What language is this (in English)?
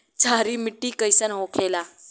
Bhojpuri